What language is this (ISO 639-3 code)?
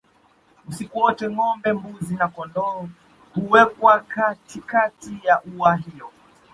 swa